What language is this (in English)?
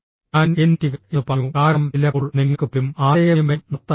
Malayalam